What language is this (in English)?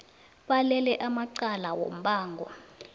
South Ndebele